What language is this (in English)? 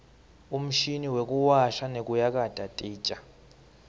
Swati